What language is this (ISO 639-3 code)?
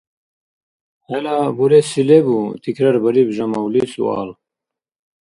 dar